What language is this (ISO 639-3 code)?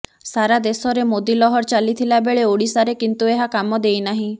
ori